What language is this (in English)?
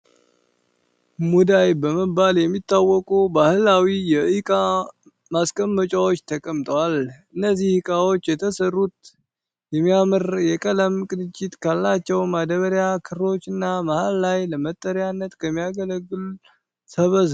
Amharic